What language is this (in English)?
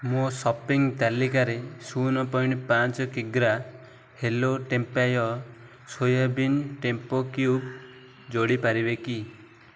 Odia